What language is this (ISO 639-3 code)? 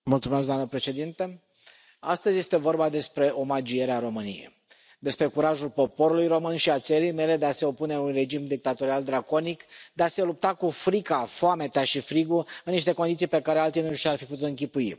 ron